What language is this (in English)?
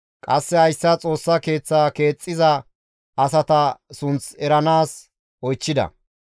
Gamo